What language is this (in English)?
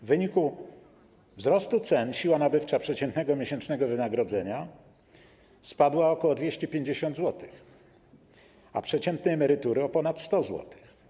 Polish